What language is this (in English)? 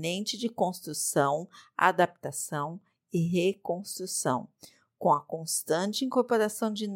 Portuguese